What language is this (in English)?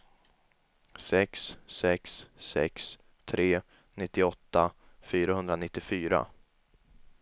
Swedish